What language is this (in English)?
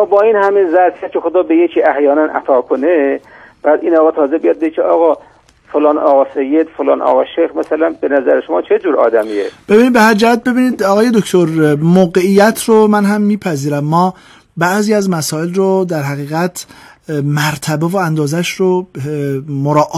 Persian